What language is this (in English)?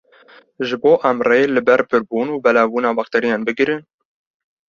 Kurdish